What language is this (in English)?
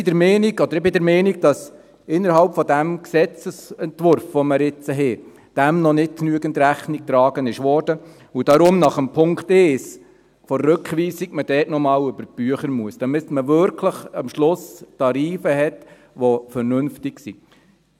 Swiss German